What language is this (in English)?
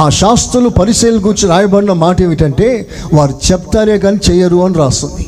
Telugu